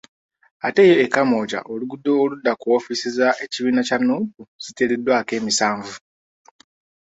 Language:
Ganda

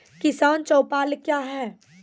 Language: Maithili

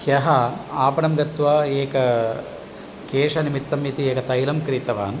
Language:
Sanskrit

